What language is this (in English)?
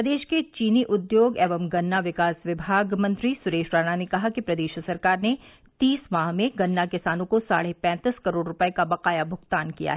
Hindi